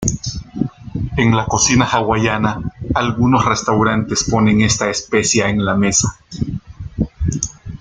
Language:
Spanish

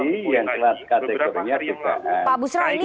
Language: Indonesian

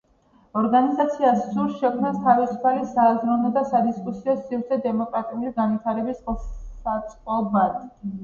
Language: Georgian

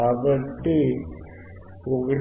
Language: Telugu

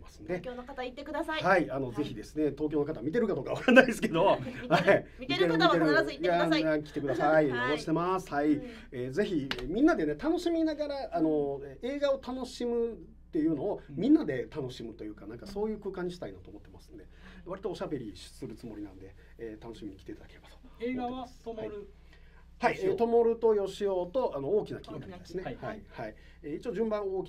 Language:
Japanese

